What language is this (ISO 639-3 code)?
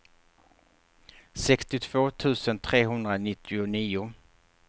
swe